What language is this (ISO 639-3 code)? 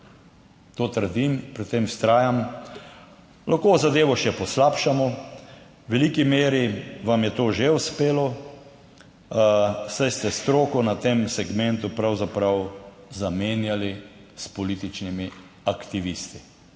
slv